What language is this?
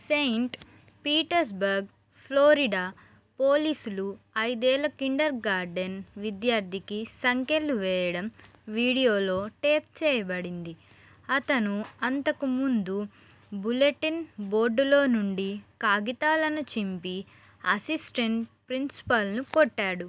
Telugu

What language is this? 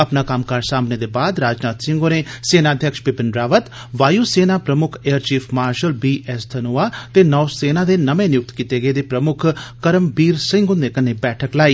Dogri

